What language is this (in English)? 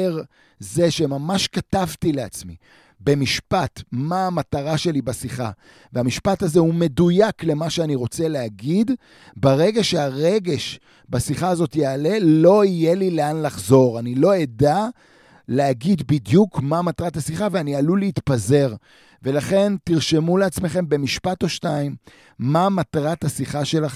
Hebrew